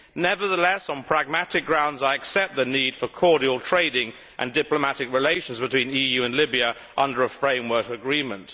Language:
English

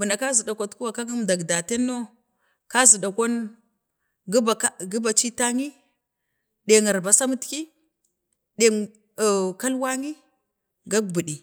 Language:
Bade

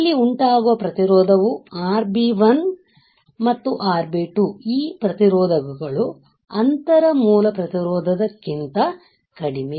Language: Kannada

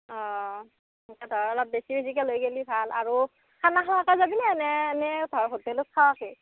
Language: Assamese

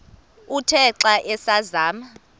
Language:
Xhosa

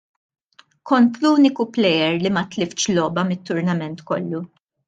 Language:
Maltese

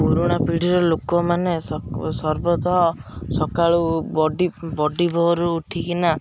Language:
Odia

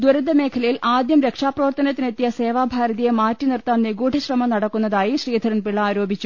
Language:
Malayalam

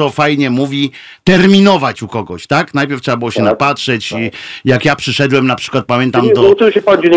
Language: Polish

